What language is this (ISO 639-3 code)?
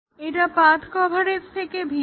ben